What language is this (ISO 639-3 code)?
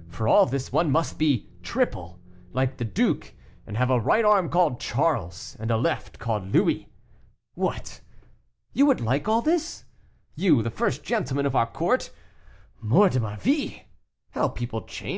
eng